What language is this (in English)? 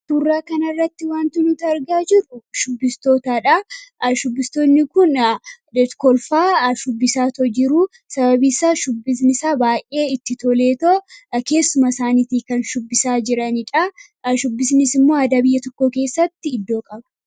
Oromo